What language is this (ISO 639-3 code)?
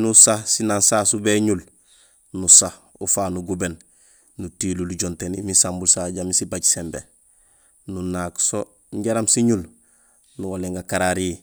gsl